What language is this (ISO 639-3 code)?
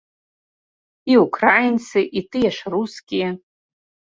bel